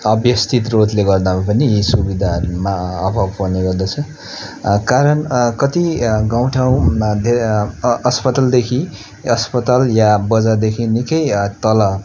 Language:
Nepali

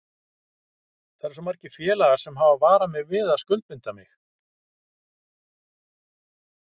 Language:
Icelandic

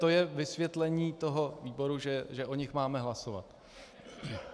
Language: Czech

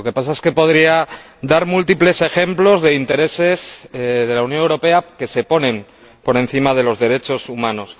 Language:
Spanish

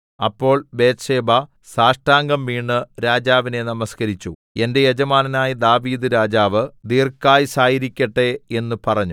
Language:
Malayalam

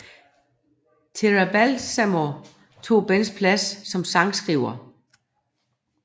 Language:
Danish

